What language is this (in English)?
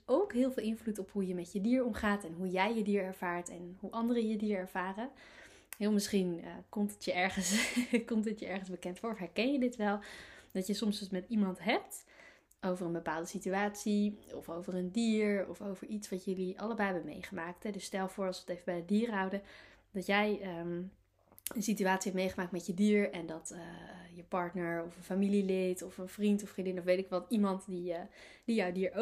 Dutch